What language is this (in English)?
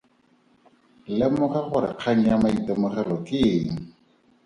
Tswana